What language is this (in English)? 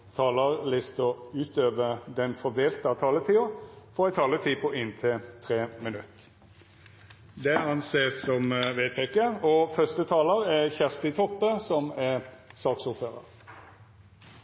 Norwegian Nynorsk